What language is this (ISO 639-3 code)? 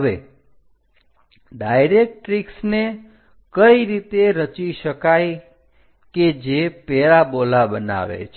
guj